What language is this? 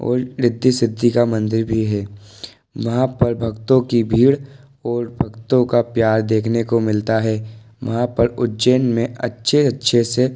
Hindi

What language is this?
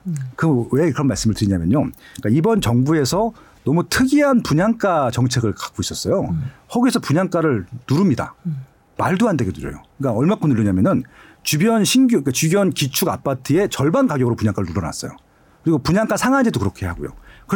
Korean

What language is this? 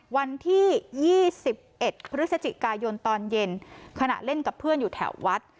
Thai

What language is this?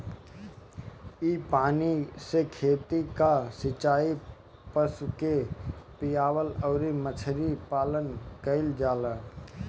Bhojpuri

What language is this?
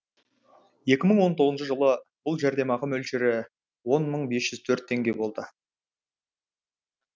Kazakh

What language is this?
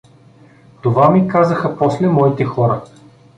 Bulgarian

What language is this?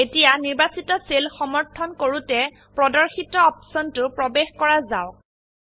Assamese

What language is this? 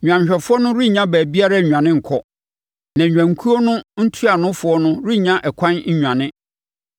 Akan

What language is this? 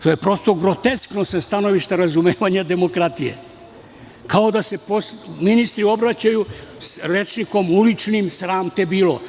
Serbian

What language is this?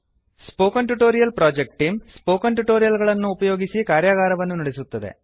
Kannada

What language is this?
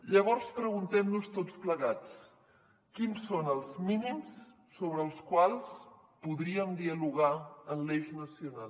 Catalan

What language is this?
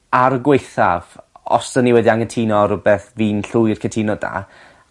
Welsh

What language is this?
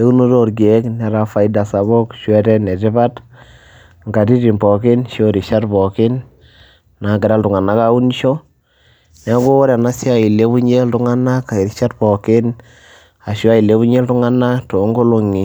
Masai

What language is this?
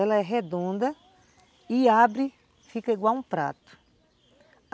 Portuguese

